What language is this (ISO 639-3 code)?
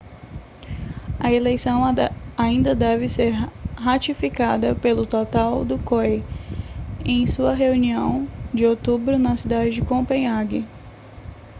por